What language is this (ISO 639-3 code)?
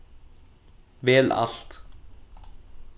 fao